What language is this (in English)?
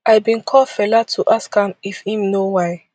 Nigerian Pidgin